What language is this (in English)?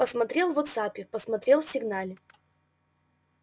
Russian